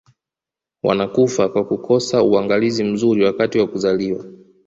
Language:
Swahili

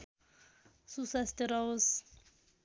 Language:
Nepali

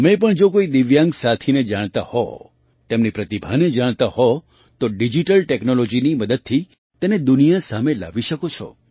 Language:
Gujarati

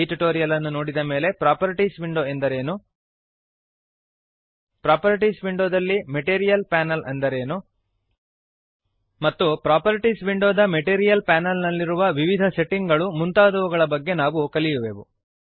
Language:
Kannada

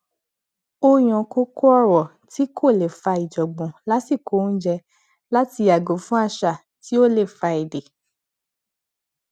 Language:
Yoruba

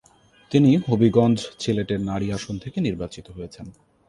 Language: Bangla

